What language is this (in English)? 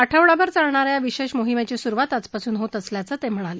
Marathi